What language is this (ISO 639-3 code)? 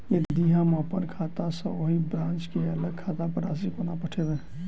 mai